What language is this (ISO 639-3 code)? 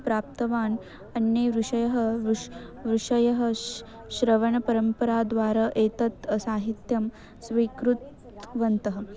san